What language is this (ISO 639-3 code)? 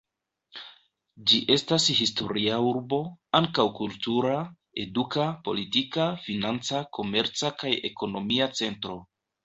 epo